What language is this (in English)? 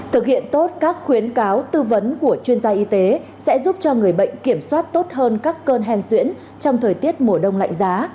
Vietnamese